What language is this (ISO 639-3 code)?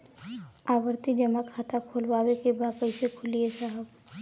bho